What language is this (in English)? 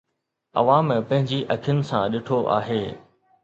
Sindhi